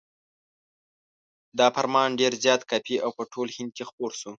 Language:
Pashto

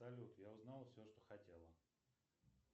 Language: Russian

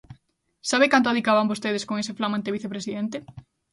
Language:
Galician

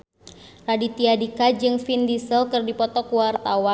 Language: Sundanese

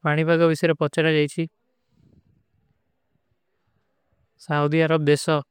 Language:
Kui (India)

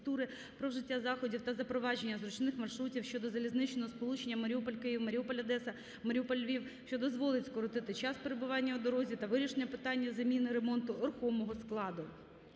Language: Ukrainian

